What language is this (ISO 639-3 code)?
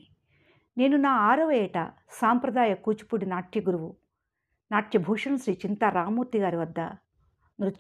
tel